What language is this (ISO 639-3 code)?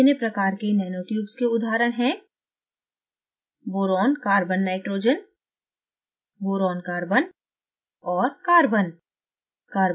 hin